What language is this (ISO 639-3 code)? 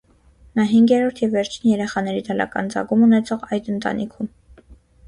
hye